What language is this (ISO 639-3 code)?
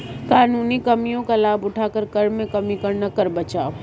hin